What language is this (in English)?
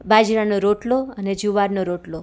Gujarati